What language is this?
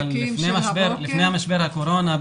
Hebrew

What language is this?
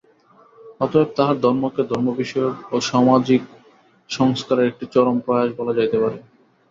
Bangla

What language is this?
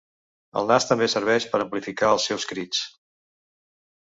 Catalan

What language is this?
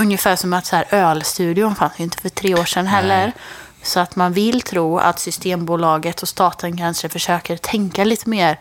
Swedish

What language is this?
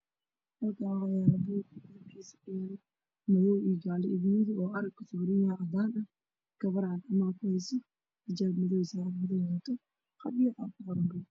Somali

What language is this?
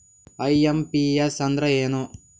Kannada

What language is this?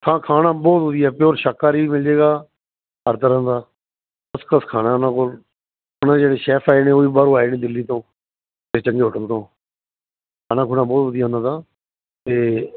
Punjabi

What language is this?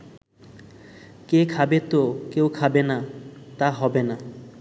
Bangla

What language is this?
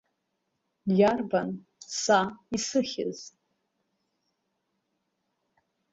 Abkhazian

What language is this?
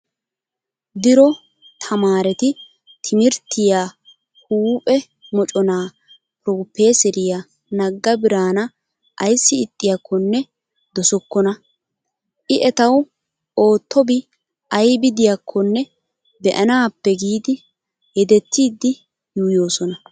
Wolaytta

